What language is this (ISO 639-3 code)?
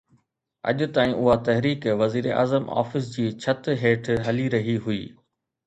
snd